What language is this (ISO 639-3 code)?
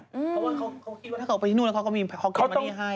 tha